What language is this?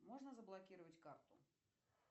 Russian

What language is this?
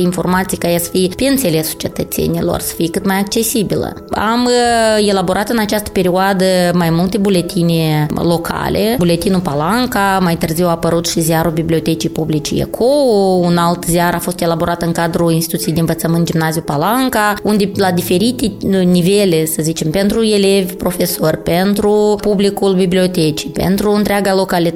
Romanian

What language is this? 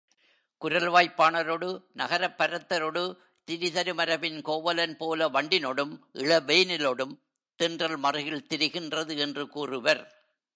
Tamil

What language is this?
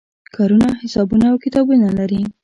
Pashto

